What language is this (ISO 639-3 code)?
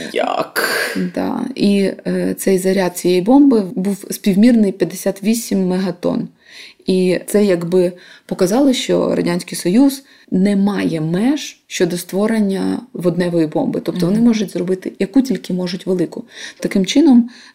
ukr